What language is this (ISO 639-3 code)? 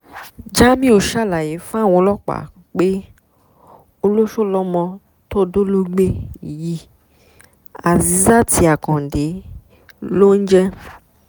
yor